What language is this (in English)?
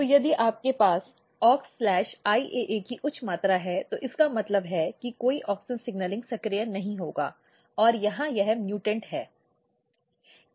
Hindi